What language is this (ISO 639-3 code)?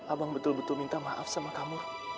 ind